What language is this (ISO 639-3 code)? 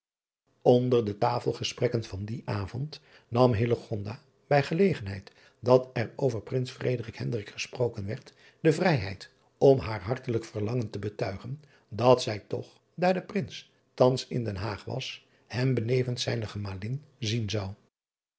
nld